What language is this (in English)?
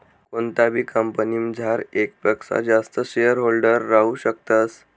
Marathi